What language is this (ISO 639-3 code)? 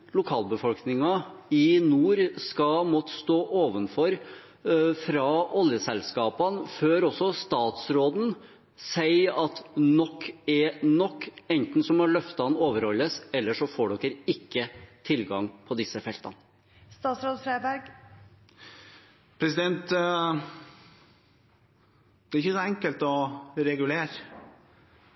nor